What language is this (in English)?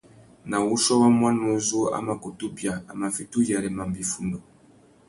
Tuki